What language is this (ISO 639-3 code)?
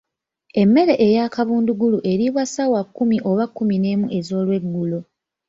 lug